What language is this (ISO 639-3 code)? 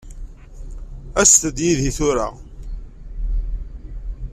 kab